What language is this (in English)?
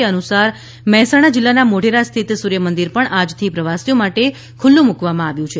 Gujarati